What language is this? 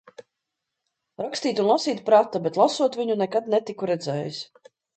Latvian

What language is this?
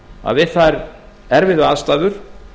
Icelandic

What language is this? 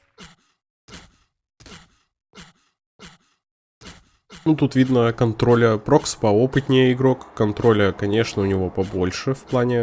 Russian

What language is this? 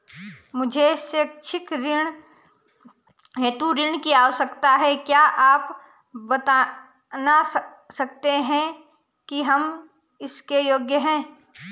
Hindi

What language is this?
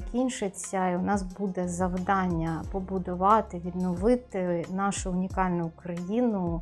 Ukrainian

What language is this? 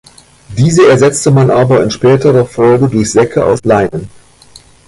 German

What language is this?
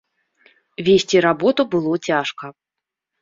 Belarusian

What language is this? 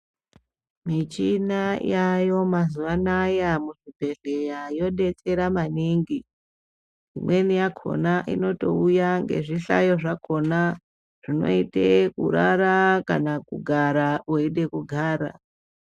Ndau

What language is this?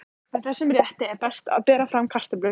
Icelandic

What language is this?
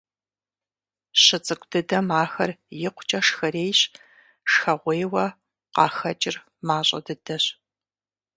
Kabardian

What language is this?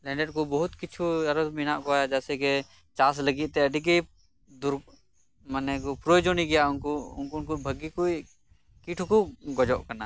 Santali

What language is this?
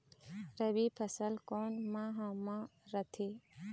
Chhattisgarhi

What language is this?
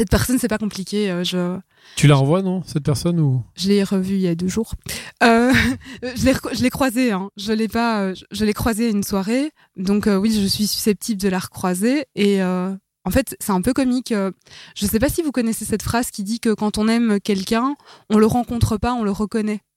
French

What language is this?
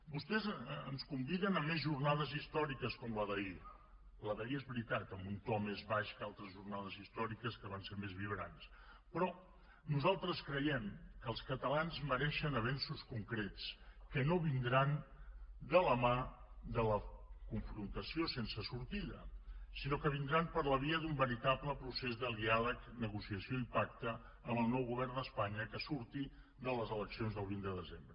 Catalan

